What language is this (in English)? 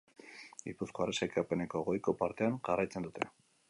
Basque